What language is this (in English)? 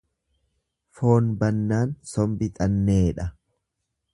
Oromo